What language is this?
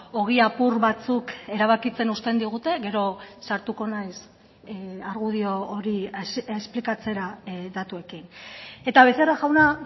Basque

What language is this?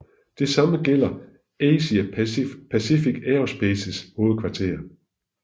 Danish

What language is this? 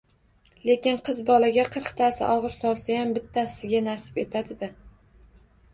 Uzbek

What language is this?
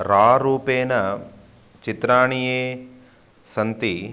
Sanskrit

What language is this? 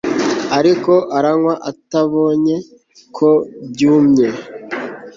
Kinyarwanda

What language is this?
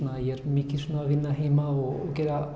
Icelandic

